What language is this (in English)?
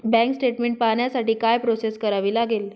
Marathi